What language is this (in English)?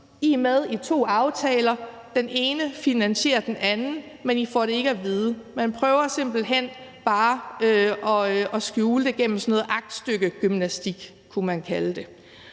Danish